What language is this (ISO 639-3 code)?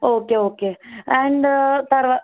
tel